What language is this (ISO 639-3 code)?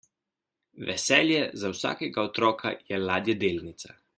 slv